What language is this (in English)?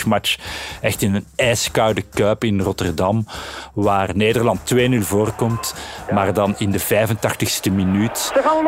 Dutch